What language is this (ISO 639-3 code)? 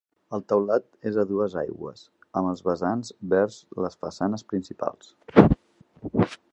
cat